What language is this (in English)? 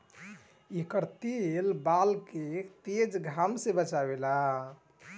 Bhojpuri